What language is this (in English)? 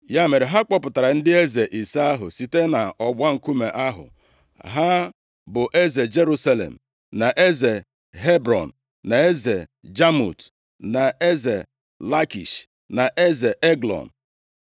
Igbo